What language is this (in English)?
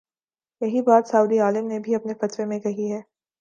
Urdu